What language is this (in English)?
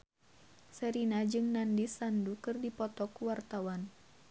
Sundanese